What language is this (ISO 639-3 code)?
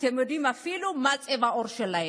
heb